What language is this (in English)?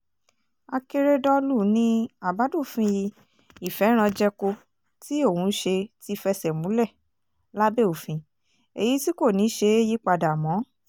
Yoruba